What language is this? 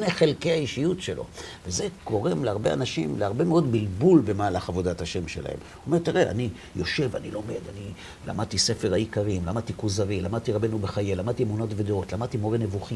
Hebrew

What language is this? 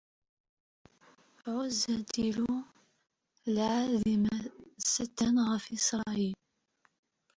Kabyle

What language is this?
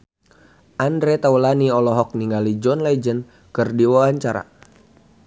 Sundanese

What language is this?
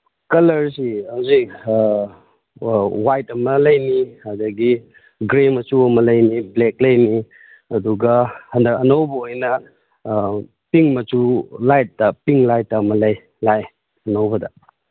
Manipuri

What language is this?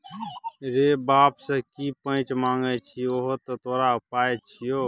Maithili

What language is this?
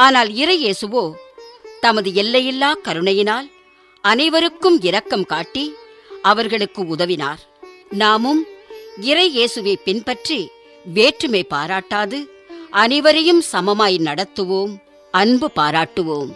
Tamil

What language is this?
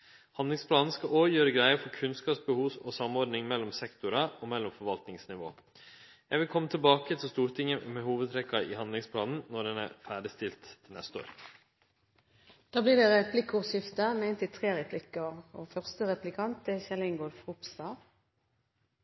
Norwegian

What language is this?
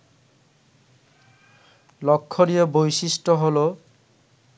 Bangla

